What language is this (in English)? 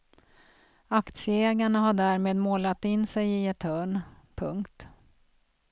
Swedish